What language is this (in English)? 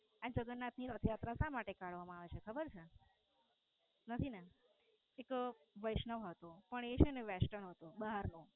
Gujarati